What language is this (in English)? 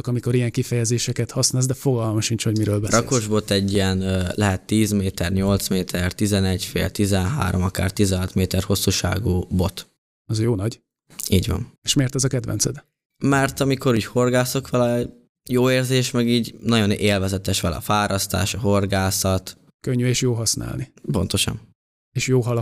Hungarian